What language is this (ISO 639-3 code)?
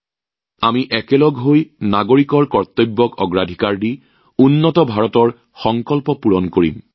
asm